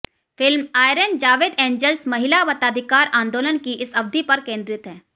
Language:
Hindi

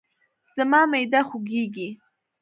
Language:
Pashto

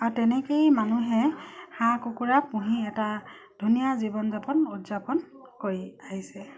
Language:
Assamese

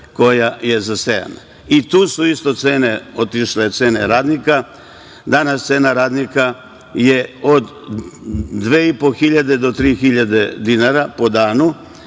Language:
Serbian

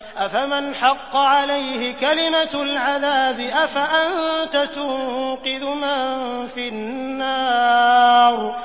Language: Arabic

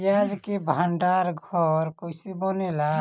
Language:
Bhojpuri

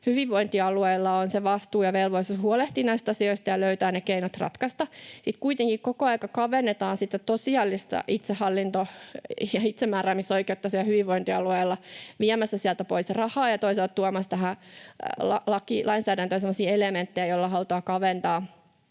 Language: Finnish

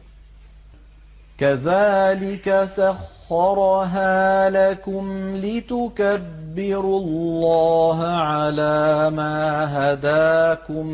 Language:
Arabic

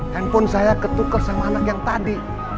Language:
Indonesian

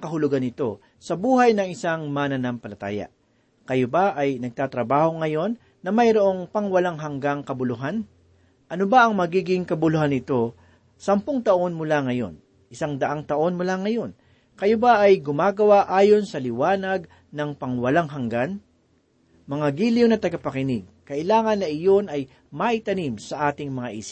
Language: Filipino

